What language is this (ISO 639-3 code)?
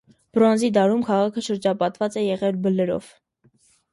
hye